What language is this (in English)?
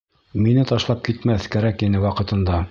Bashkir